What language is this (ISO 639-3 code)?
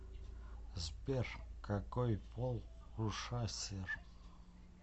rus